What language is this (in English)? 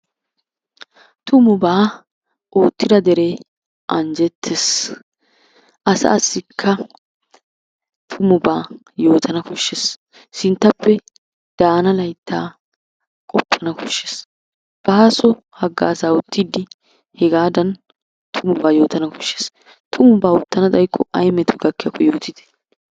Wolaytta